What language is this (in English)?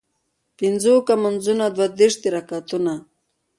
Pashto